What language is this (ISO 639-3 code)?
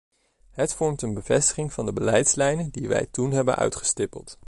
nld